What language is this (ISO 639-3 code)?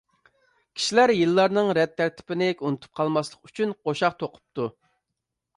uig